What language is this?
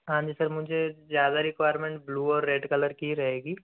Hindi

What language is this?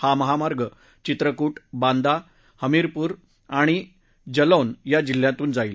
Marathi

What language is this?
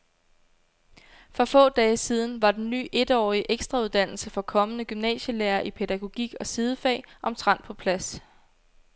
Danish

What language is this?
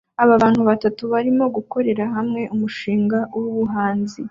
Kinyarwanda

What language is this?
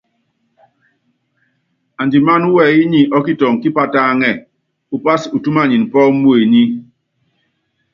Yangben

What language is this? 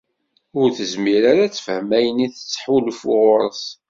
Kabyle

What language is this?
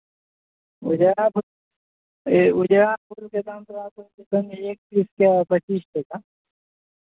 Maithili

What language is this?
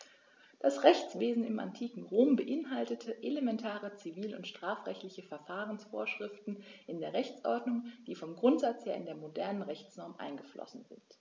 German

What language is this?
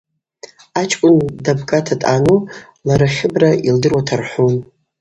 Abaza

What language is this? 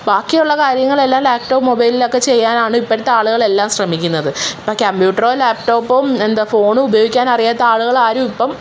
Malayalam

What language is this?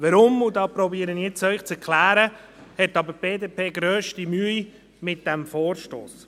Swiss German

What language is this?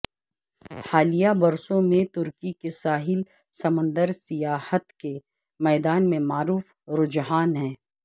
Urdu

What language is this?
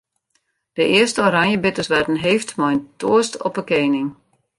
Western Frisian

